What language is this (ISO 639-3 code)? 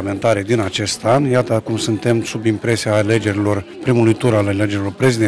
ron